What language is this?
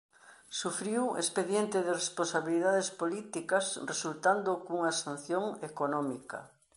Galician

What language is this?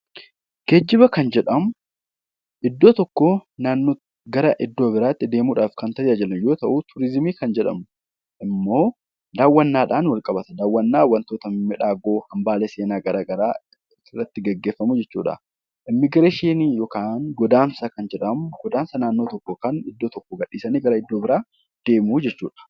Oromo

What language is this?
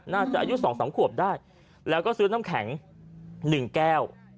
Thai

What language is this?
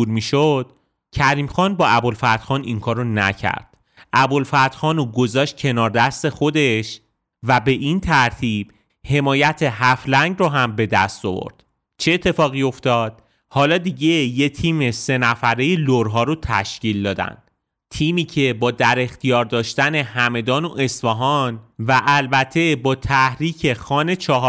Persian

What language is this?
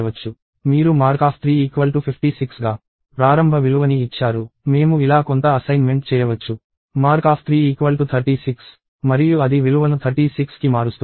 Telugu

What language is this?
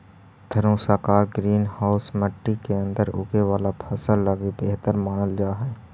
Magahi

